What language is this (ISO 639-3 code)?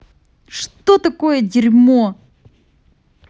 rus